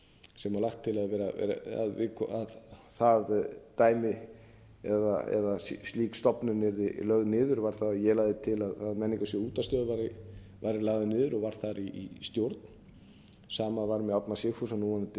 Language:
Icelandic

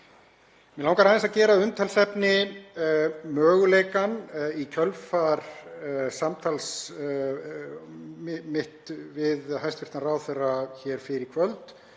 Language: Icelandic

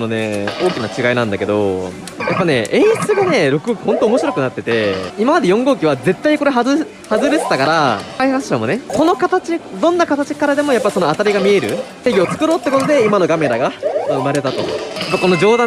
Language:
Japanese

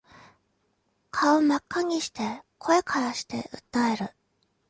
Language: Japanese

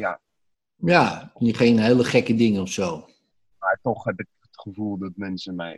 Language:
Dutch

